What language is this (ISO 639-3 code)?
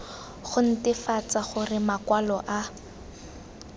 tsn